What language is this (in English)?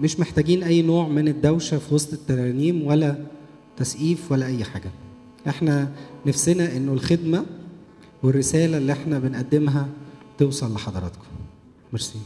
Arabic